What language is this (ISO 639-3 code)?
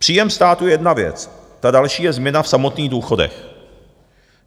ces